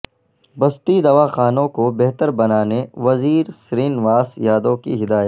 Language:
Urdu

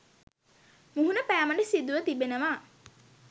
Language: Sinhala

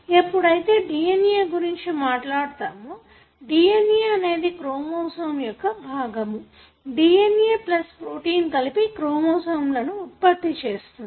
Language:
Telugu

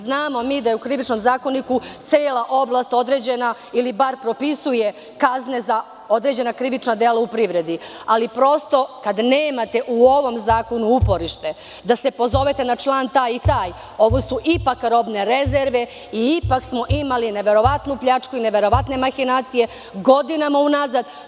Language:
Serbian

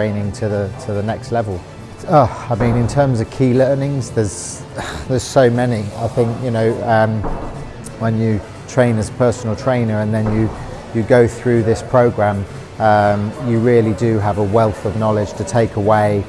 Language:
English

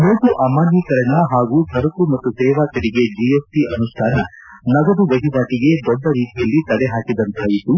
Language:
Kannada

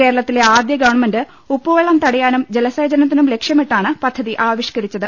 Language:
Malayalam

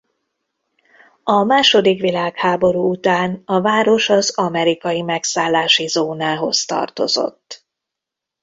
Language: Hungarian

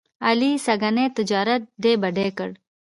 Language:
Pashto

